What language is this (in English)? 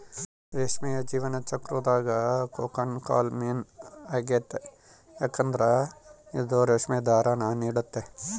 Kannada